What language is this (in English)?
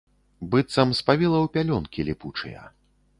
Belarusian